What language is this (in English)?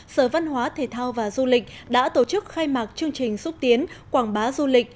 Vietnamese